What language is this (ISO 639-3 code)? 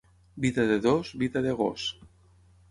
cat